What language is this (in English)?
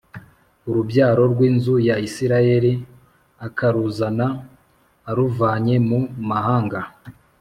Kinyarwanda